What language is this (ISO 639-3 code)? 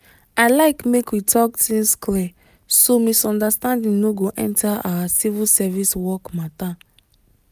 pcm